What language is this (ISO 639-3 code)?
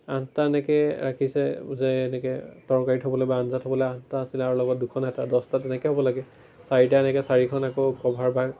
asm